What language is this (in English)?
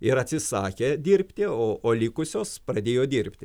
Lithuanian